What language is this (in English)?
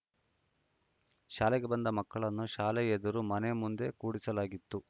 Kannada